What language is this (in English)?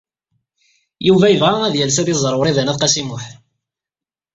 Kabyle